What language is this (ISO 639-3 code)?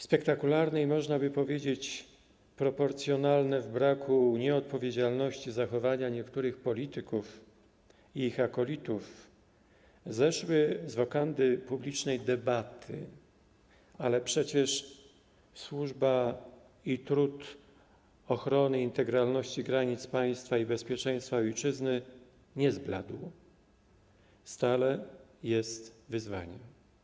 pol